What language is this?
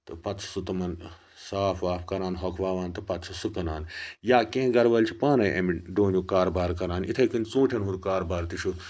Kashmiri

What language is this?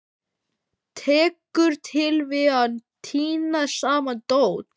Icelandic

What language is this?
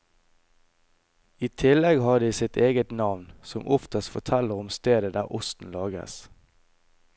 Norwegian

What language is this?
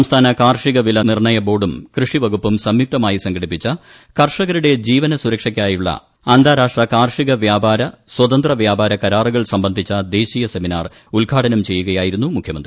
Malayalam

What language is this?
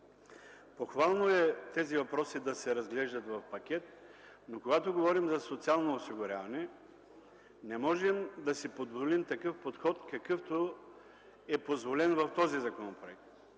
Bulgarian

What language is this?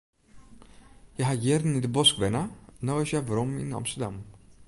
Western Frisian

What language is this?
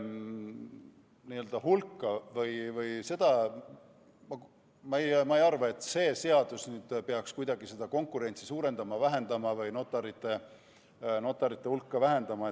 Estonian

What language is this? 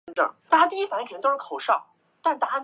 Chinese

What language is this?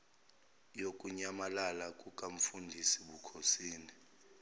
Zulu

